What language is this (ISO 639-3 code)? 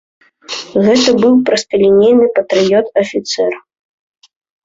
bel